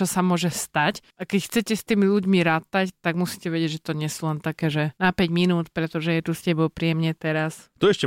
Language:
Slovak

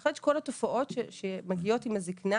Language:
Hebrew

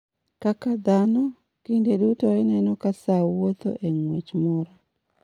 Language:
Luo (Kenya and Tanzania)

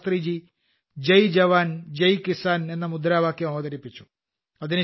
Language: Malayalam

